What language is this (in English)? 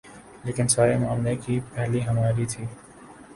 Urdu